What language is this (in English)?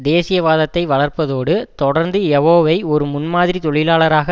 Tamil